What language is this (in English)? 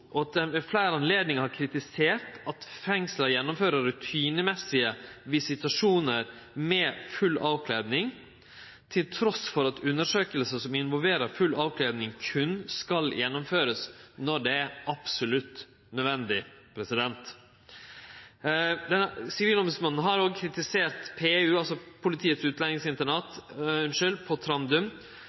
Norwegian Nynorsk